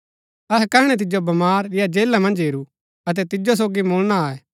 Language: Gaddi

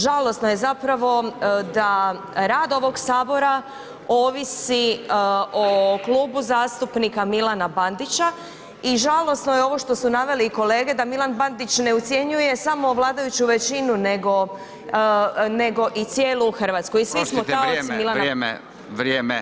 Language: Croatian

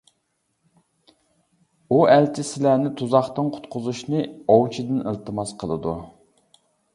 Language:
Uyghur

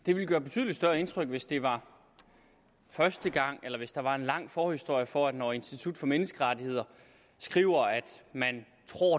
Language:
Danish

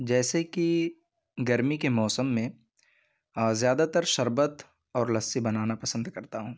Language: Urdu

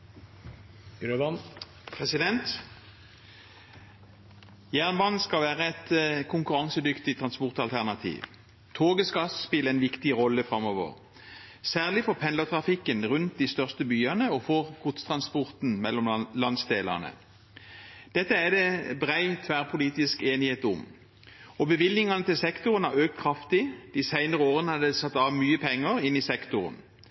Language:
Norwegian Bokmål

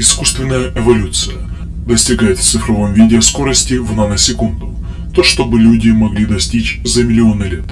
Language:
Russian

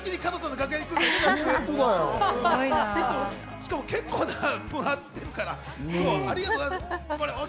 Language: Japanese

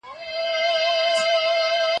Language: Pashto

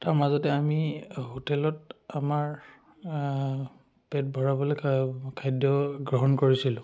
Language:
Assamese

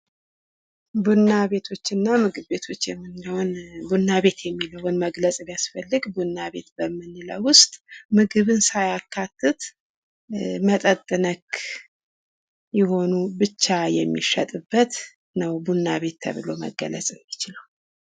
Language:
Amharic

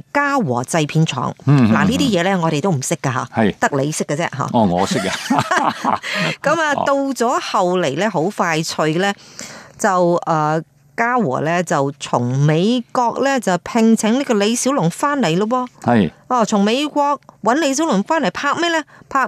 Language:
Chinese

